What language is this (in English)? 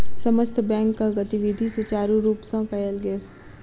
Maithili